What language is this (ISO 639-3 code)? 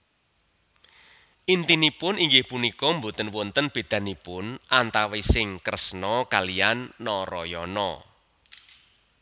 jav